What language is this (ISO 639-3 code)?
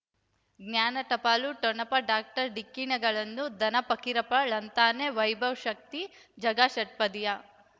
kan